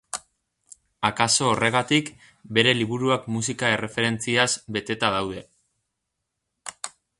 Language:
Basque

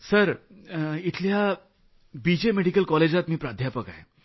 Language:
Marathi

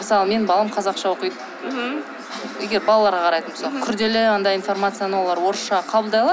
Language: Kazakh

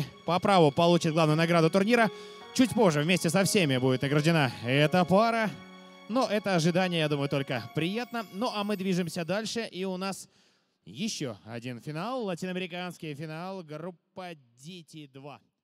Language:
Russian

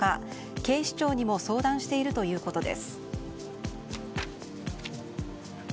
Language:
Japanese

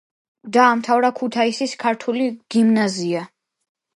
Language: Georgian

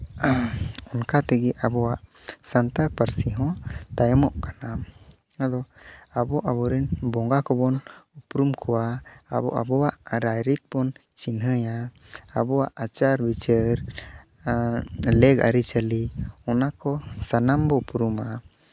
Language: Santali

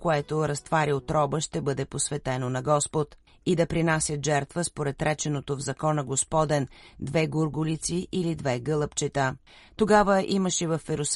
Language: Bulgarian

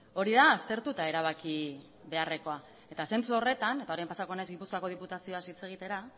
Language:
Basque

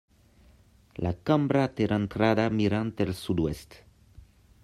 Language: Catalan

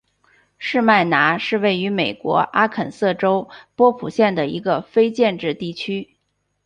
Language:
Chinese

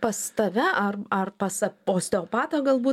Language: Lithuanian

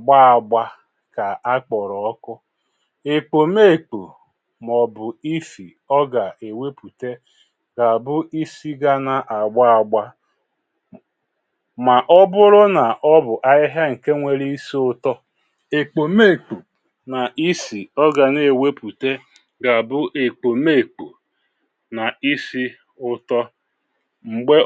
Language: Igbo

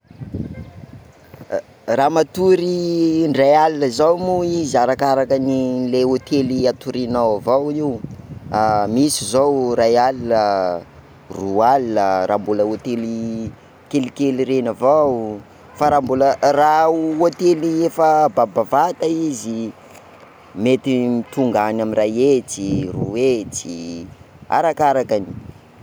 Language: Sakalava Malagasy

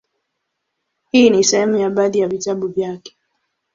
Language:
Swahili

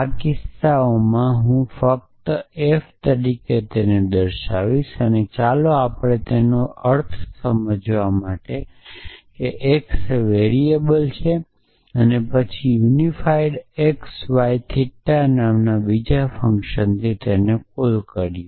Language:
Gujarati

